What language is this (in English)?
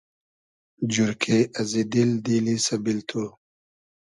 Hazaragi